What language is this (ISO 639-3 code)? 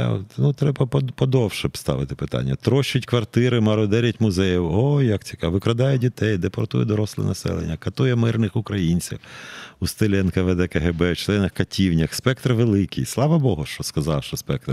ukr